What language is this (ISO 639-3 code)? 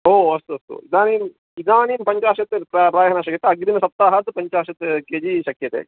san